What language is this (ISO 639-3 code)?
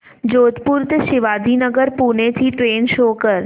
mar